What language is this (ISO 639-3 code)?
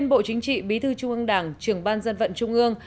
vie